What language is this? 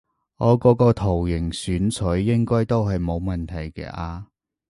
Cantonese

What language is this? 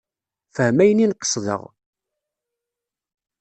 Kabyle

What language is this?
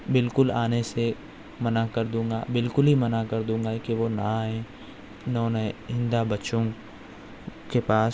Urdu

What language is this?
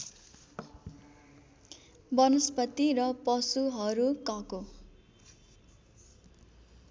Nepali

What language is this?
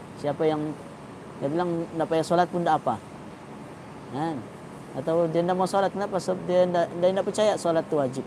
Malay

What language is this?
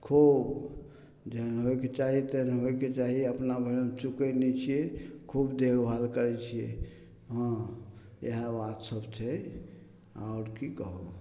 Maithili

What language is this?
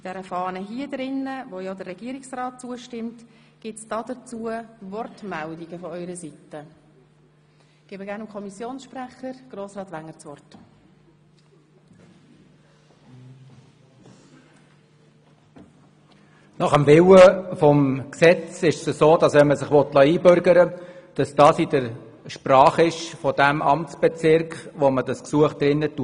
Swiss German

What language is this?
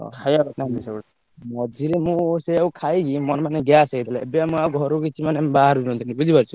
Odia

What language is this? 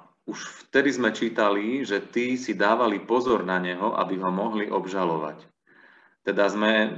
Slovak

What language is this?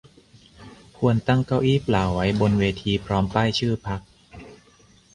Thai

